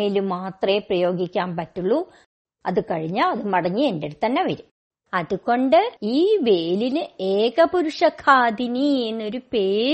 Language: Malayalam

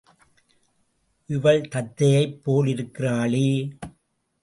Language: Tamil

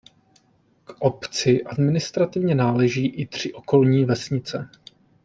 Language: Czech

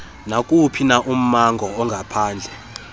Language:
Xhosa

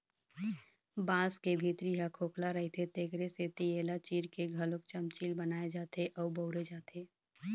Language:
Chhattisgarhi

